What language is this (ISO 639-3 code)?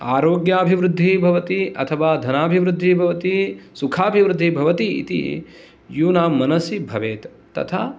san